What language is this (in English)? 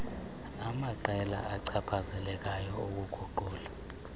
Xhosa